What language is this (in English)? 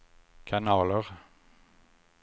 Swedish